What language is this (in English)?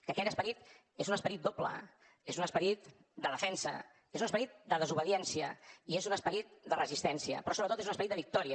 Catalan